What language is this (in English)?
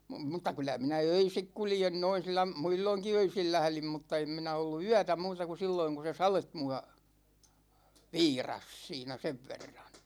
Finnish